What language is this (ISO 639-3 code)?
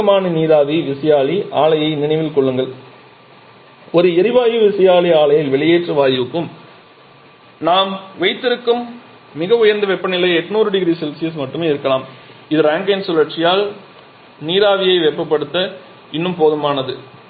tam